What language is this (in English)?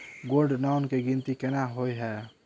Maithili